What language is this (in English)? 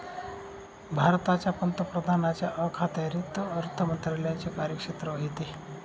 Marathi